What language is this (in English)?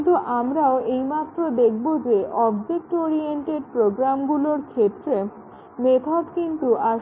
Bangla